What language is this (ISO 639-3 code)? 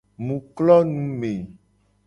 gej